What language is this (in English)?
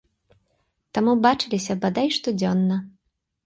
Belarusian